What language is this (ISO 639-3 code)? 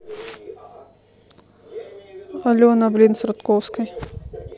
rus